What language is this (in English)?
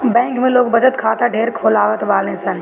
Bhojpuri